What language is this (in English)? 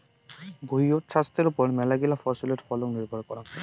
Bangla